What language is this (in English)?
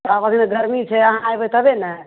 Maithili